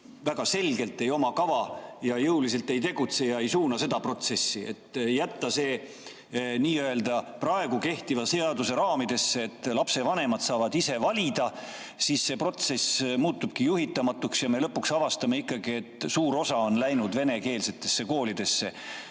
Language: Estonian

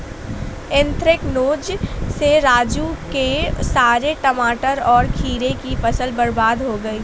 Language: Hindi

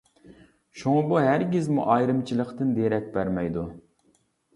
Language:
Uyghur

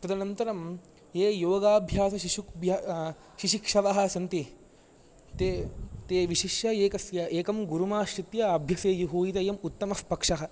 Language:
Sanskrit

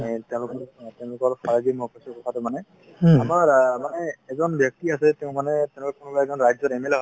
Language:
Assamese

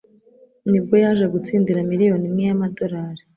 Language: Kinyarwanda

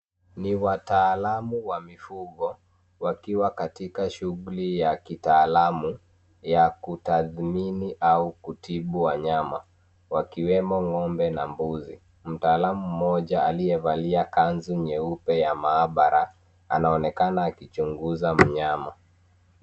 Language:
Swahili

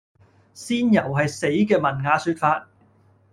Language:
Cantonese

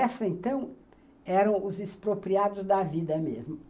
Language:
Portuguese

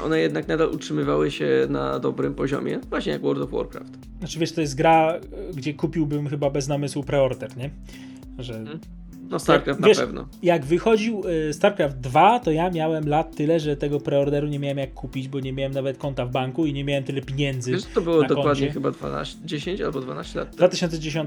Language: Polish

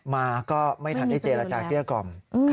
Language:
Thai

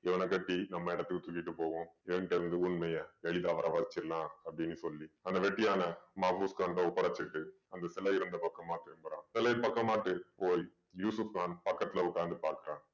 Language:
Tamil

